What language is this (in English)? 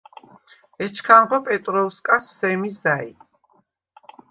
Svan